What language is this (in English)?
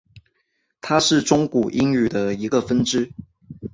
Chinese